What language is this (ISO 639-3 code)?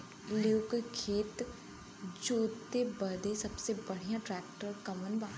bho